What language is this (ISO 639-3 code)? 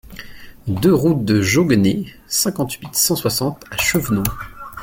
fra